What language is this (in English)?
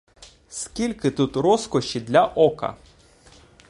Ukrainian